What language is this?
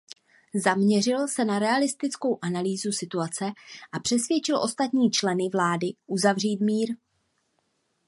Czech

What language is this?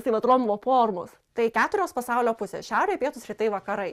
Lithuanian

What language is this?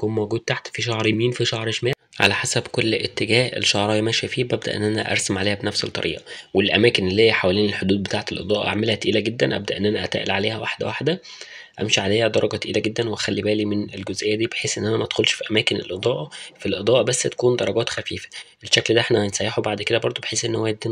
Arabic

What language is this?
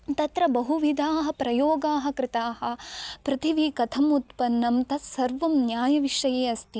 Sanskrit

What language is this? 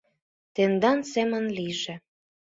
Mari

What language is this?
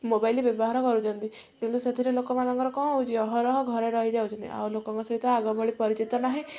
Odia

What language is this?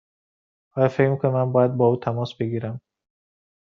Persian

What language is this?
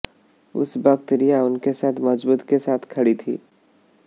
Hindi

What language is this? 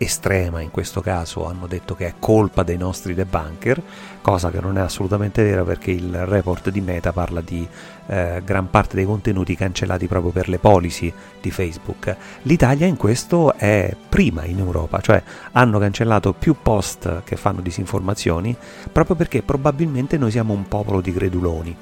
Italian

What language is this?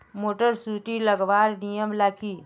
Magahi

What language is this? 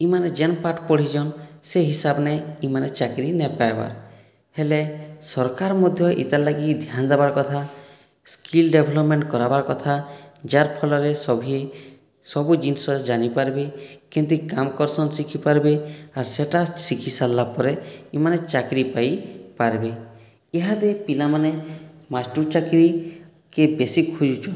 Odia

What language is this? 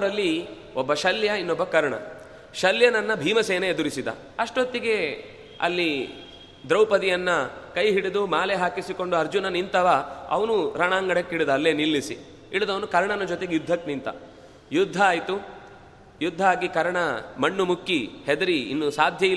Kannada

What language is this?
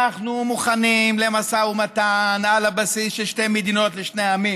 Hebrew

